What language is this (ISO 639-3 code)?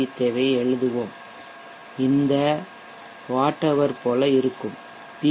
tam